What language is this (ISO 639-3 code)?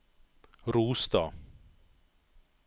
nor